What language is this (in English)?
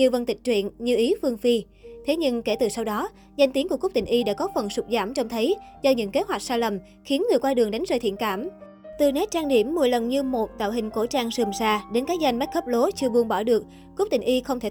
Vietnamese